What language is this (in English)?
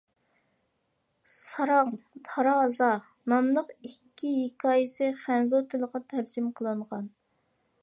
Uyghur